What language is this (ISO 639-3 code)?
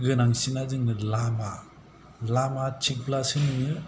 brx